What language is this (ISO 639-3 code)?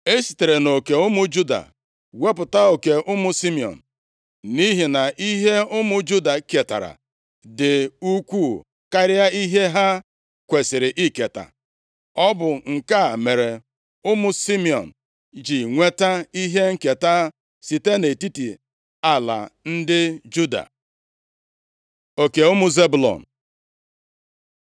ibo